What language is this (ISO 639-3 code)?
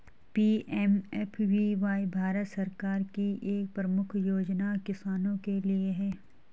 hin